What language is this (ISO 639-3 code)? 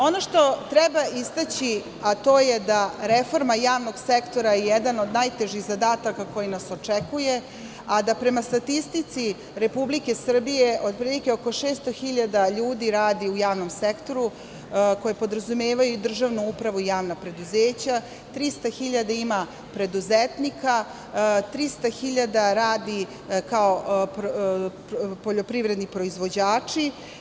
srp